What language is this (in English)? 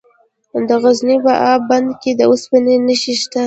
Pashto